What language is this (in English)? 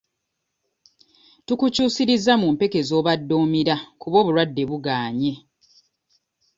Ganda